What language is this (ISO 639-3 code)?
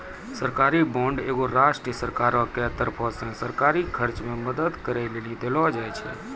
mai